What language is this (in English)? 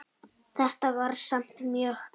Icelandic